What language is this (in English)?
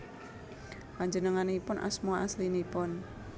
Javanese